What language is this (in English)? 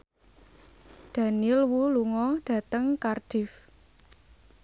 Javanese